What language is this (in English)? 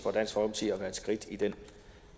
Danish